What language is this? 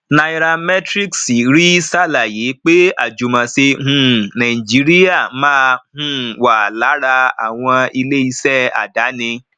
Yoruba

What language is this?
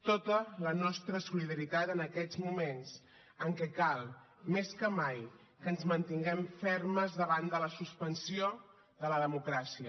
Catalan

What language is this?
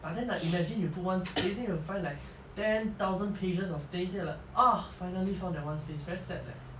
English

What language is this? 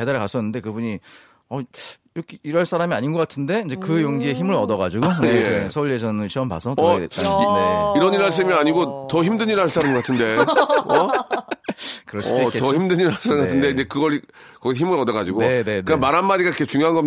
Korean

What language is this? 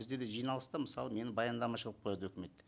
Kazakh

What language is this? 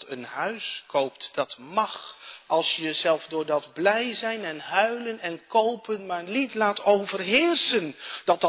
Dutch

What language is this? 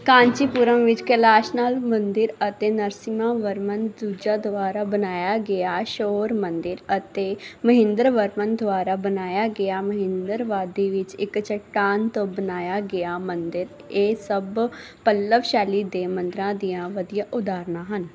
Punjabi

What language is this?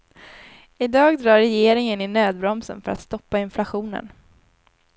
Swedish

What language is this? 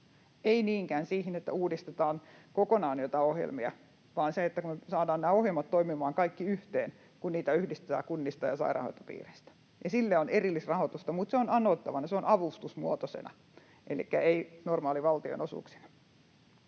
Finnish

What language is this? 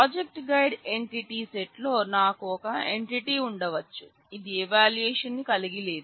Telugu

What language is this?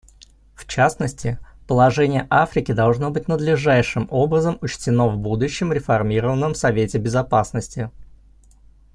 Russian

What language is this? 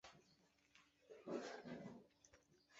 Chinese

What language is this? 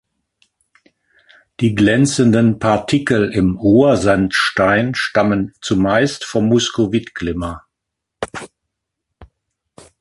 German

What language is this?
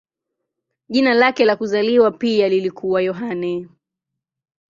Swahili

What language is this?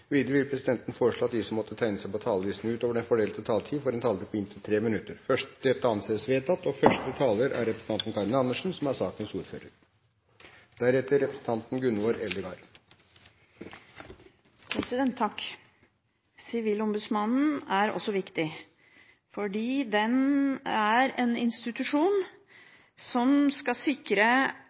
Norwegian Bokmål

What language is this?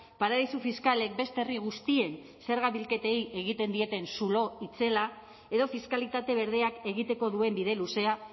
Basque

